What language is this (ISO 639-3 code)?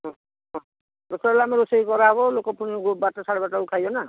ori